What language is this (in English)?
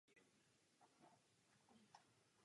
Czech